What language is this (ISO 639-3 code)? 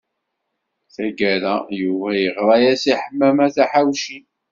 kab